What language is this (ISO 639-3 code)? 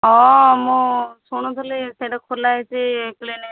ori